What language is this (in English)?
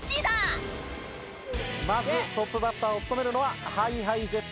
Japanese